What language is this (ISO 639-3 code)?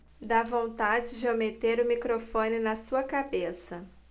por